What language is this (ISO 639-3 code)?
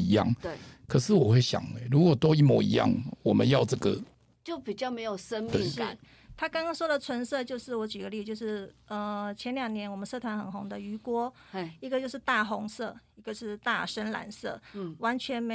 zho